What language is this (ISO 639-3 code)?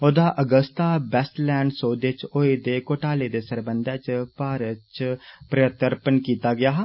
doi